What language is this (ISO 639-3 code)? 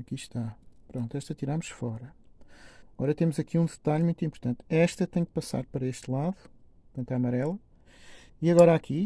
por